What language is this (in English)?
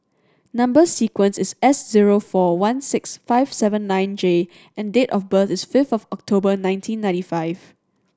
English